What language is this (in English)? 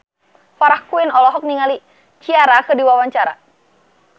Sundanese